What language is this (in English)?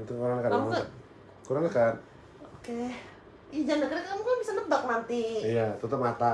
Indonesian